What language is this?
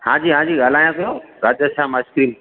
Sindhi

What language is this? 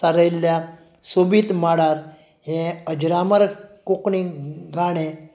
Konkani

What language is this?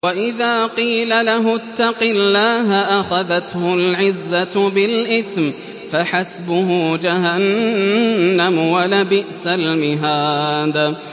Arabic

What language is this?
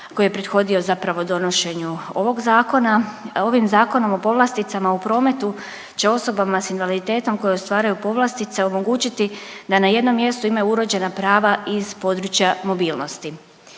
Croatian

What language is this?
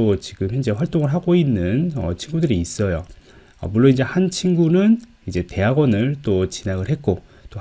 Korean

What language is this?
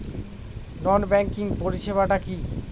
Bangla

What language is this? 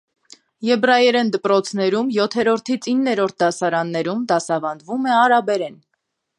Armenian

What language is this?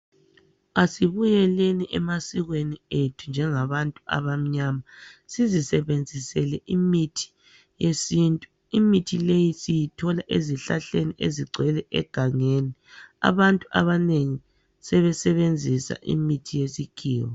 North Ndebele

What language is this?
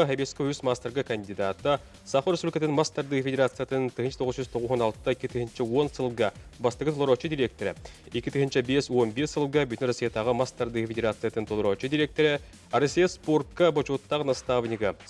Turkish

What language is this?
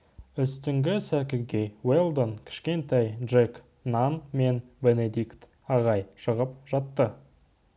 Kazakh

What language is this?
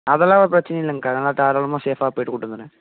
Tamil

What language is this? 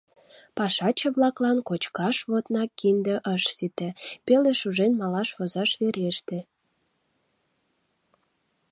Mari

